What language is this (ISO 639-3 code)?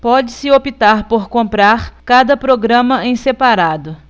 por